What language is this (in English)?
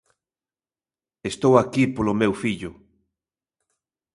Galician